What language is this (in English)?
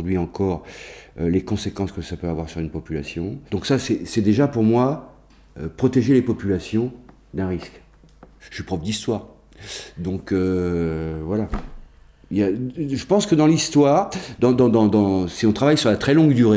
French